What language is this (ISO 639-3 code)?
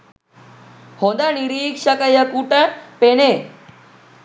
sin